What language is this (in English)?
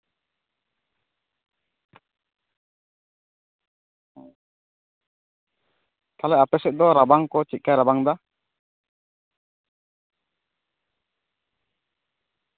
Santali